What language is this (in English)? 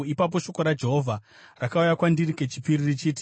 Shona